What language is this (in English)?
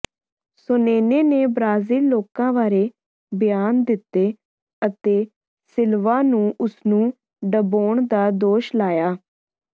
Punjabi